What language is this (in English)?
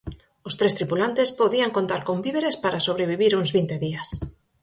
Galician